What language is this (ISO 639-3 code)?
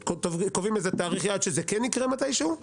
heb